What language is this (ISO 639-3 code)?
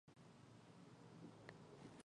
ben